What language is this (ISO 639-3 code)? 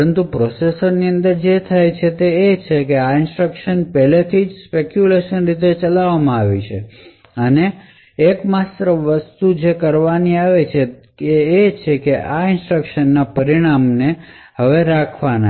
guj